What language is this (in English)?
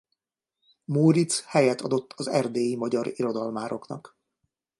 Hungarian